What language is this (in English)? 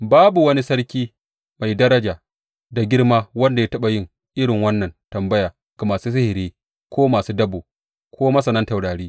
Hausa